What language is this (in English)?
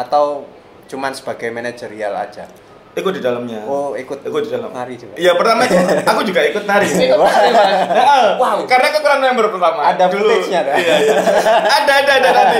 Indonesian